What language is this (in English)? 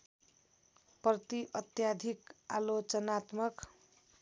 Nepali